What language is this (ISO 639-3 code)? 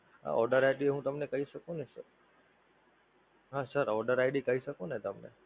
guj